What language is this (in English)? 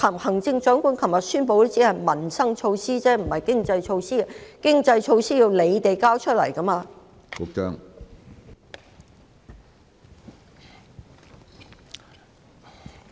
Cantonese